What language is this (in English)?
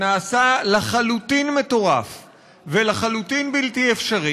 Hebrew